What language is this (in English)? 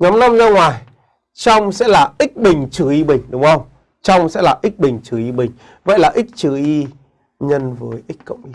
Vietnamese